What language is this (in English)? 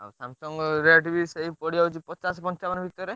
Odia